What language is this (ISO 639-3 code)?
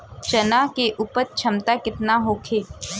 bho